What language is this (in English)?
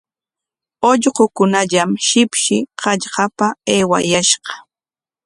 Corongo Ancash Quechua